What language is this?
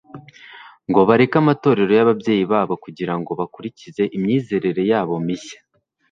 Kinyarwanda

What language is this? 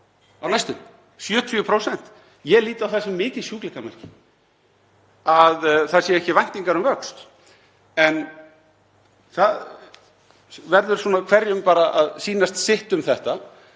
Icelandic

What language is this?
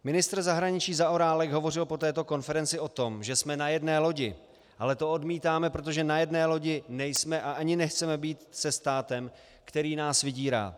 Czech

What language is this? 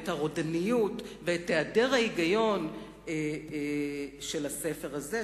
Hebrew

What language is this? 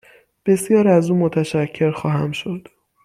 Persian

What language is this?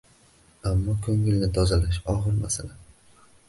Uzbek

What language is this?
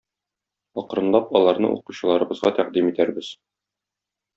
Tatar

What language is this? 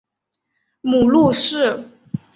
Chinese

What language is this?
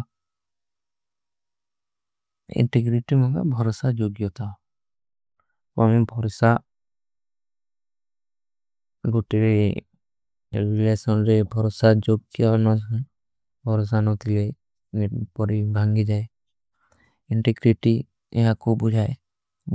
Kui (India)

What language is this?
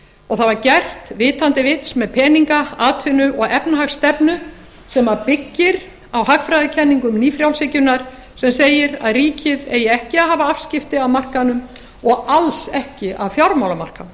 Icelandic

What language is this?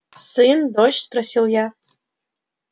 Russian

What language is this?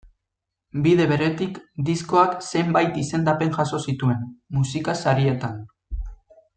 Basque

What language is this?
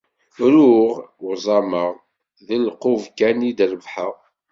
Kabyle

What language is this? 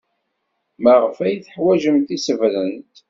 Kabyle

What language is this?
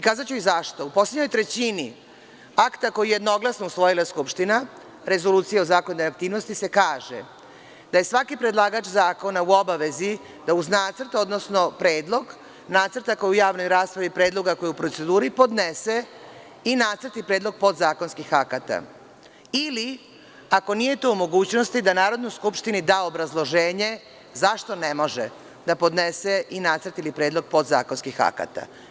Serbian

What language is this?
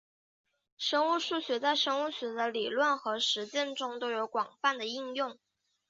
Chinese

